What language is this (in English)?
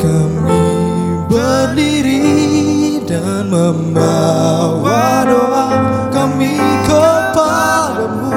Indonesian